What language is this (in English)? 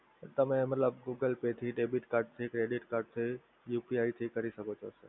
Gujarati